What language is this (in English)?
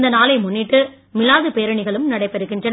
Tamil